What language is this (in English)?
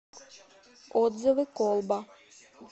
Russian